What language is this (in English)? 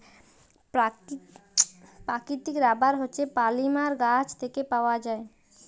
Bangla